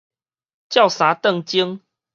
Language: Min Nan Chinese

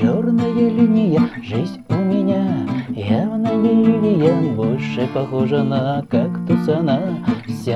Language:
Russian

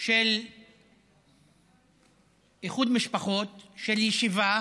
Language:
Hebrew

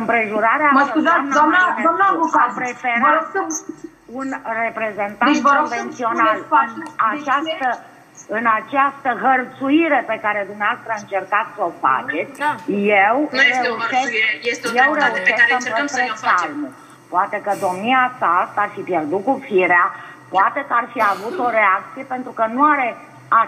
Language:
Romanian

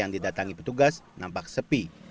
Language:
Indonesian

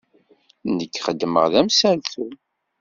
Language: Kabyle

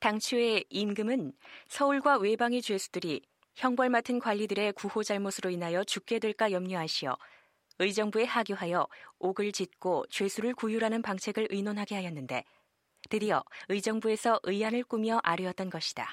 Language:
Korean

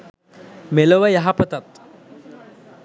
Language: Sinhala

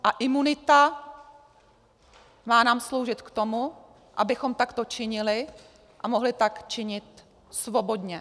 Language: Czech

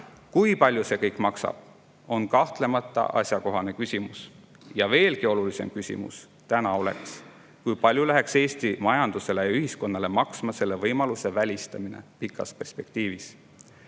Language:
Estonian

